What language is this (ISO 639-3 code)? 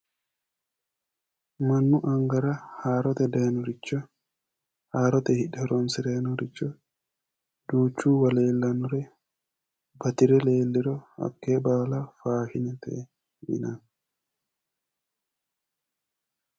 sid